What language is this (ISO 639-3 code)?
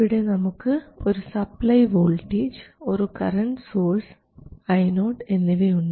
mal